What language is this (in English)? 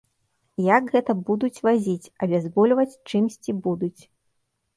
Belarusian